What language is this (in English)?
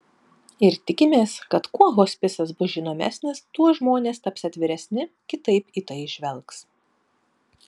Lithuanian